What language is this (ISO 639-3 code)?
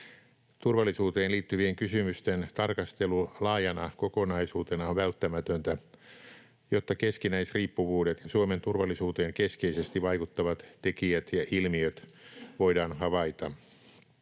fin